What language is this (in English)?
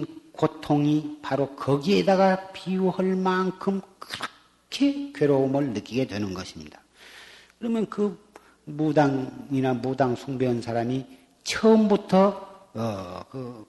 Korean